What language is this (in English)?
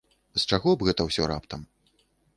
Belarusian